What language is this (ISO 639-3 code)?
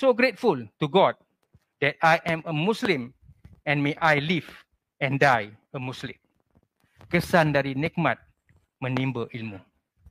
msa